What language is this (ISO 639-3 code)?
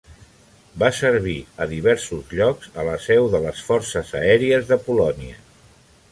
cat